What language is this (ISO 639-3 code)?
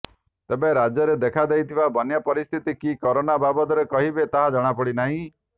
ori